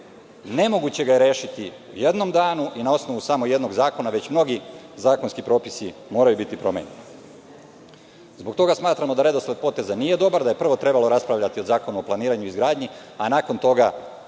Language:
Serbian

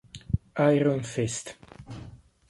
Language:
Italian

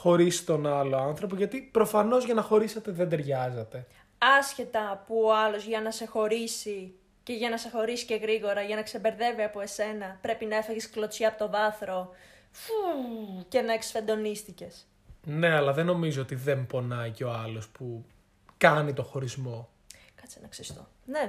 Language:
Greek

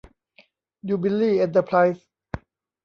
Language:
Thai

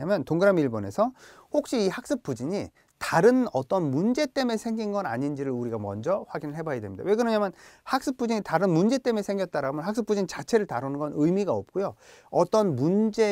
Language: Korean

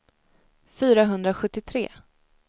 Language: Swedish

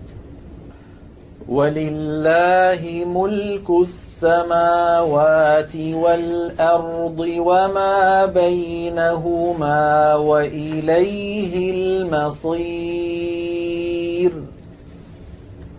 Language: Arabic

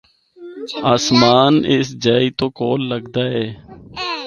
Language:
Northern Hindko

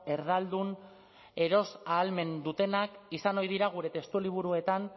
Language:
Basque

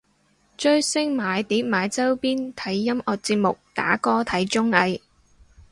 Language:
Cantonese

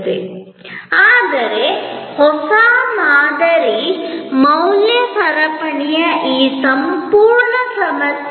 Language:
Kannada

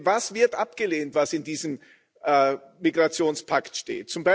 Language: German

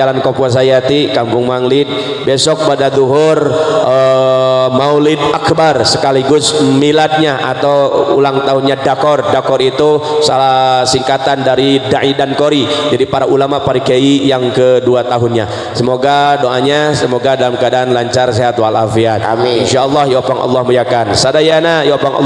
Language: Indonesian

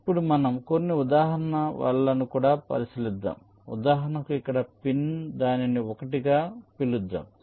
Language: Telugu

